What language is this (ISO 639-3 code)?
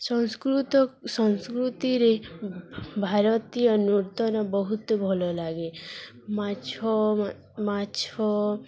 ori